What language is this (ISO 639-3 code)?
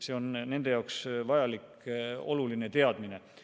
est